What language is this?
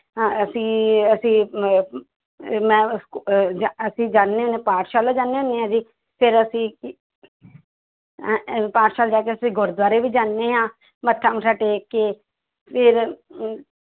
Punjabi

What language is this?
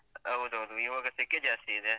Kannada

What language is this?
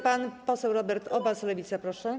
Polish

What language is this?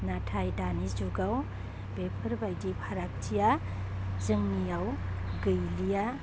Bodo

